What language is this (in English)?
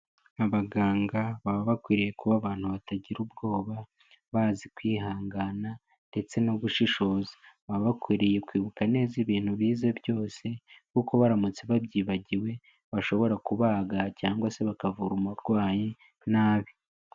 Kinyarwanda